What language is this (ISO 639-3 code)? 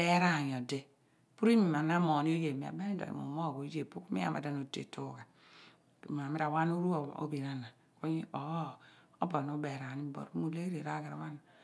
abn